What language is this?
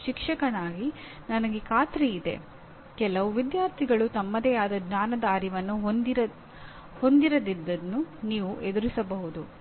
Kannada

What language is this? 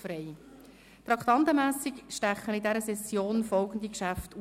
Swiss German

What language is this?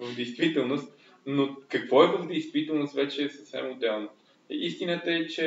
Bulgarian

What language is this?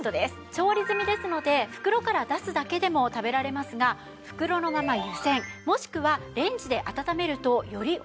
Japanese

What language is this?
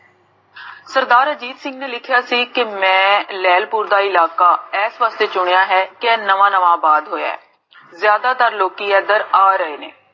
Punjabi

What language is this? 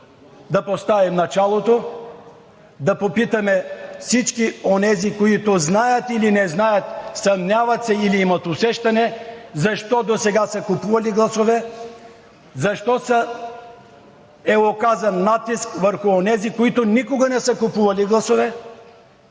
Bulgarian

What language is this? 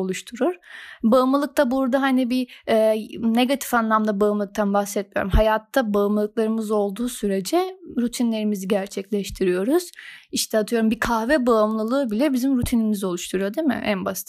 Turkish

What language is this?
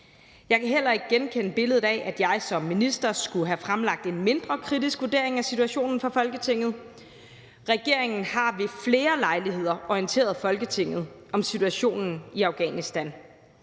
Danish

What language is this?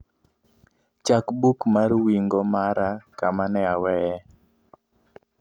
Luo (Kenya and Tanzania)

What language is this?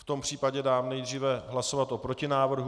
Czech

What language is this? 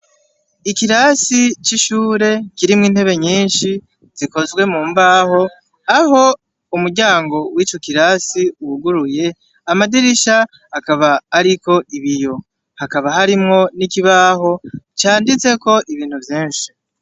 Rundi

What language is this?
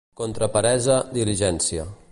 Catalan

